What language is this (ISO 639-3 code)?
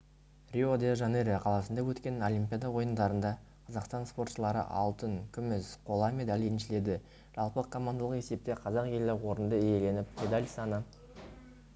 kaz